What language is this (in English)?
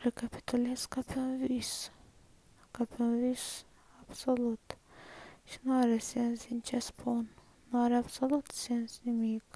Romanian